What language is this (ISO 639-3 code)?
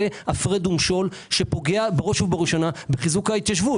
heb